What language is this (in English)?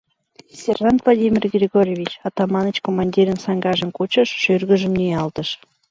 Mari